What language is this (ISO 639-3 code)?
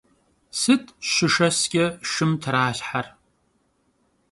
kbd